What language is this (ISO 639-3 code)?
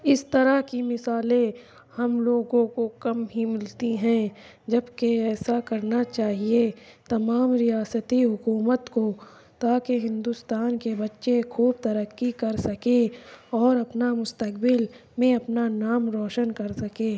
urd